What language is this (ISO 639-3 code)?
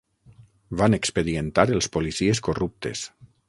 cat